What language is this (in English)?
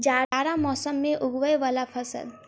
Maithili